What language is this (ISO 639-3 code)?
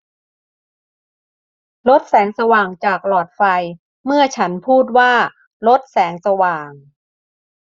tha